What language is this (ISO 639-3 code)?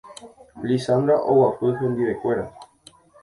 grn